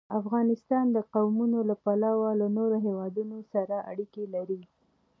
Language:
Pashto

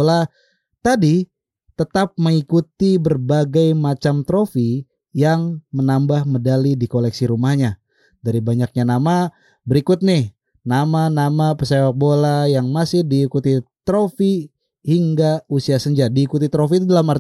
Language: Indonesian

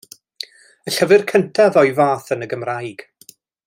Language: Welsh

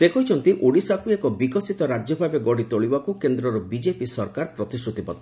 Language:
Odia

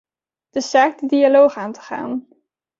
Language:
Dutch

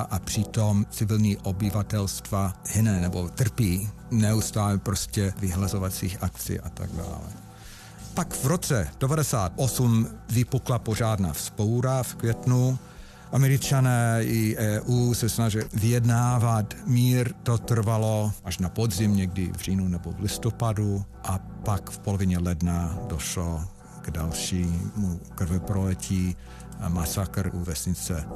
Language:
Czech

